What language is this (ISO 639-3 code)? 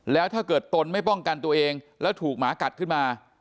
tha